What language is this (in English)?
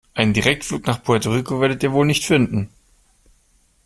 German